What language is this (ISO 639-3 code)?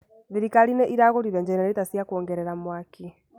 kik